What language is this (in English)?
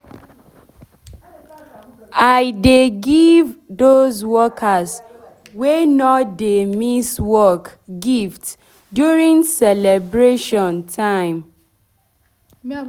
Nigerian Pidgin